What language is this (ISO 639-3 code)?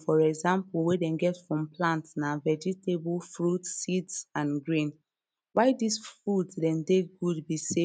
pcm